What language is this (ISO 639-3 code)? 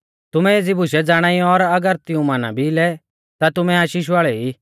bfz